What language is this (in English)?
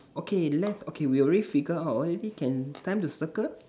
English